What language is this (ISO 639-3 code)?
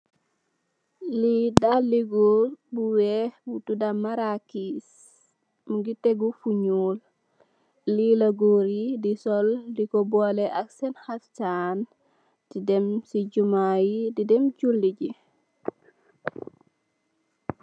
wol